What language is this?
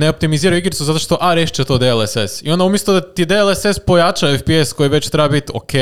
Croatian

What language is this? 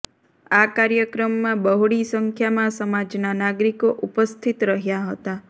Gujarati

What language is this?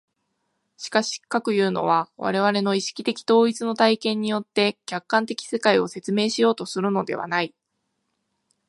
Japanese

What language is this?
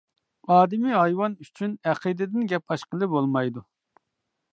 Uyghur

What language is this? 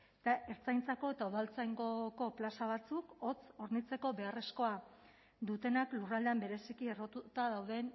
Basque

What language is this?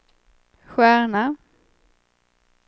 Swedish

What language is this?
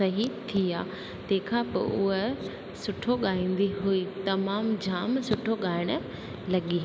Sindhi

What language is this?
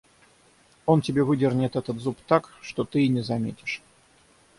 Russian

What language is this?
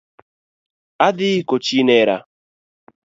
Luo (Kenya and Tanzania)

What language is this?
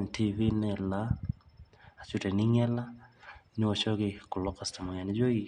Masai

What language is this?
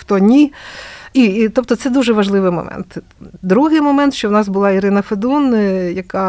Ukrainian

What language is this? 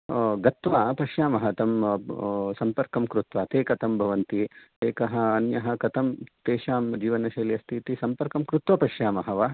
Sanskrit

